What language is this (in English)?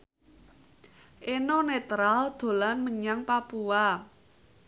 Javanese